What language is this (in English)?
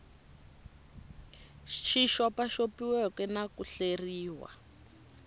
Tsonga